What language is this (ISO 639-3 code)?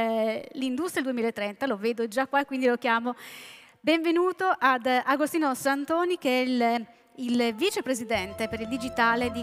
ita